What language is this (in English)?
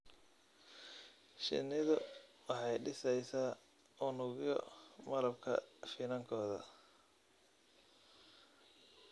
Somali